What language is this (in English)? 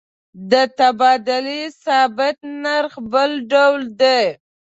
Pashto